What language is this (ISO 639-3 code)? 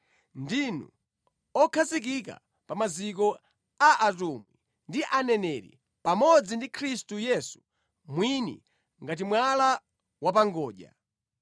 nya